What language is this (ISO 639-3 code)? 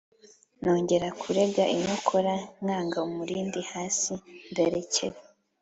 kin